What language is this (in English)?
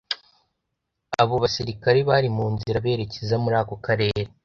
Kinyarwanda